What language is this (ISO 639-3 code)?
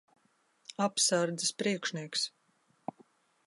lav